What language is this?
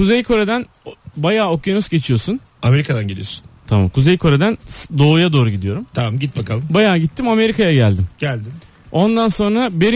Turkish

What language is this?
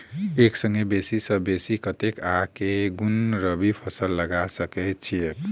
Maithili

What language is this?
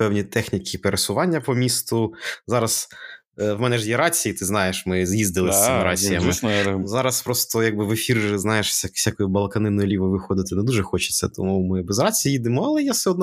Ukrainian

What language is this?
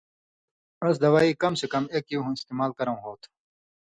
Indus Kohistani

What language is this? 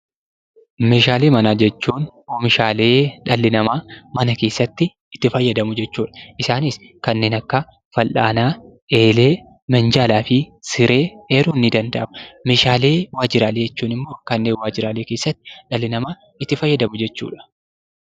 Oromo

